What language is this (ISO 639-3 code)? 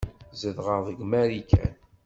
kab